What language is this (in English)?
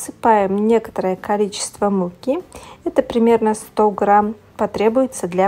Russian